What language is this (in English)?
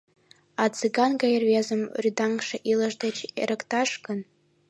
Mari